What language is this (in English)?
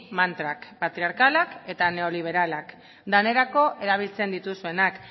Basque